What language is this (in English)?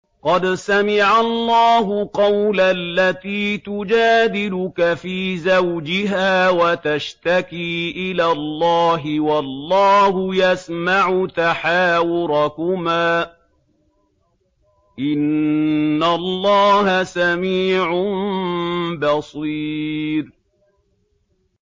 Arabic